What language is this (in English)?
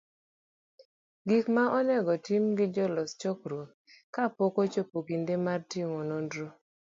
Luo (Kenya and Tanzania)